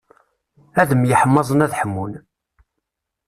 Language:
Kabyle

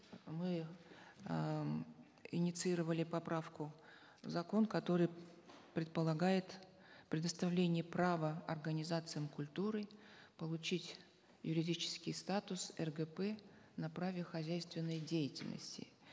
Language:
Kazakh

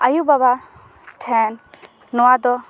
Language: Santali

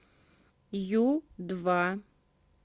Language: Russian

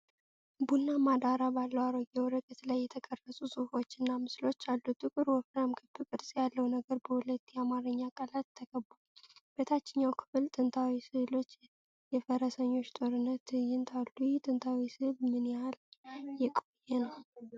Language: Amharic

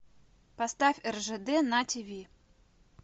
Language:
Russian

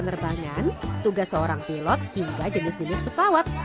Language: Indonesian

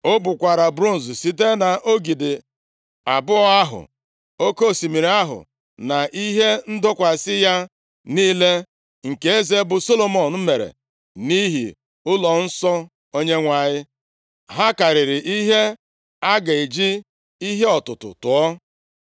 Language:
Igbo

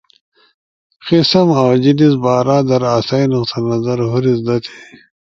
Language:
Ushojo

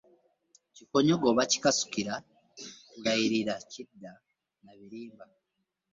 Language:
Ganda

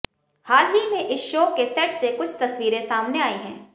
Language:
Hindi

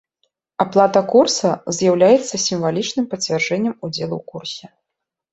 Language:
Belarusian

